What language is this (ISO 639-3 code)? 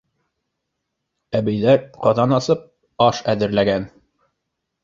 bak